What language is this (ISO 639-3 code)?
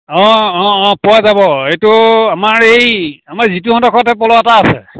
asm